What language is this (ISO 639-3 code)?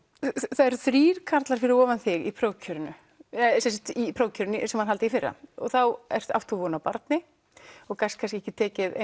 isl